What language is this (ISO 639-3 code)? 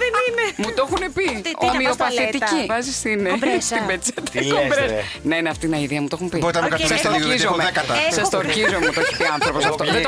ell